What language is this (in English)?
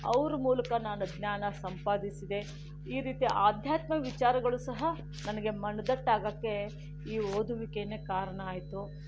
Kannada